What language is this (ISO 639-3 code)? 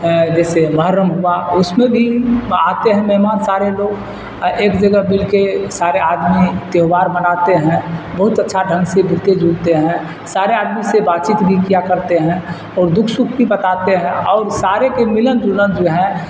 urd